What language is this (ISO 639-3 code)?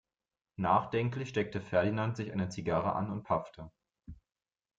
deu